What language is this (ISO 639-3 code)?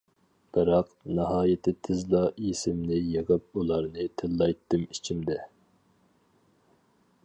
uig